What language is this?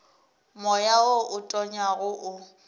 Northern Sotho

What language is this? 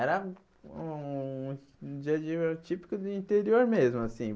Portuguese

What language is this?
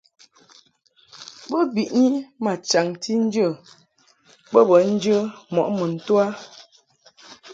Mungaka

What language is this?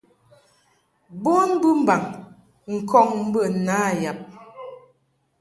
Mungaka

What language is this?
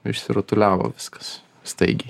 Lithuanian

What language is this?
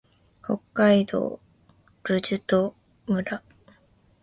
Japanese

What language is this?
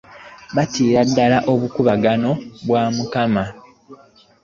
Ganda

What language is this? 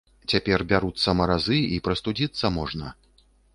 Belarusian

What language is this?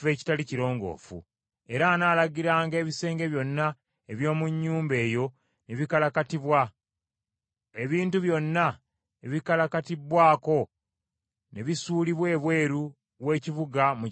Ganda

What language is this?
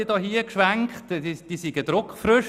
Swiss German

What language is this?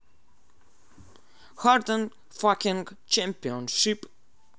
Russian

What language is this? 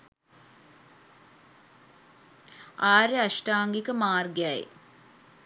Sinhala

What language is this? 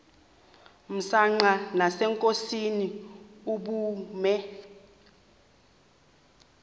Xhosa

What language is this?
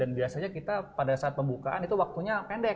Indonesian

